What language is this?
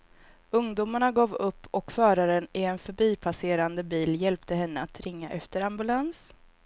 Swedish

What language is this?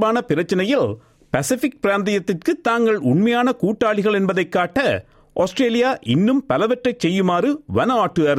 Tamil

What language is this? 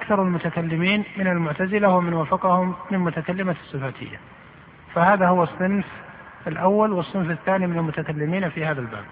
Arabic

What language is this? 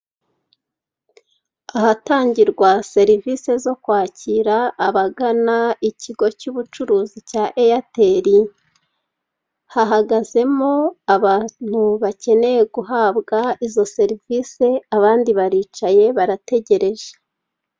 Kinyarwanda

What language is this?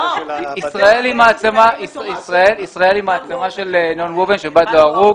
Hebrew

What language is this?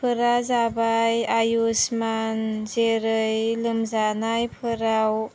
Bodo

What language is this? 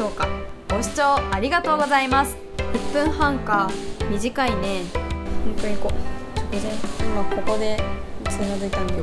Japanese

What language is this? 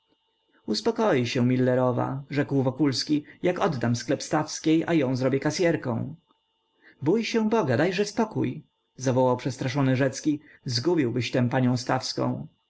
Polish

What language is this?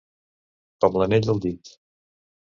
Catalan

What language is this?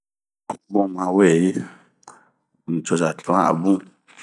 Bomu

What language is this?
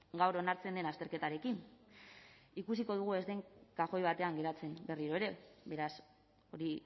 Basque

